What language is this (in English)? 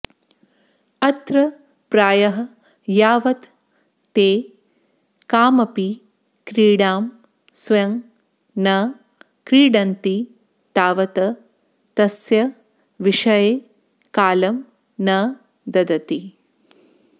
Sanskrit